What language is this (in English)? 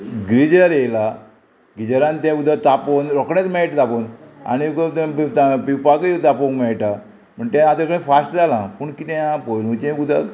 Konkani